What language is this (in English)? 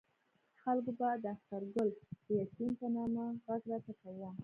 Pashto